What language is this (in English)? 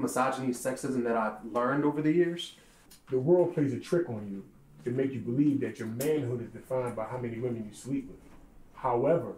English